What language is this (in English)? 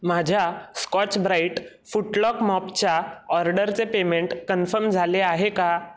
Marathi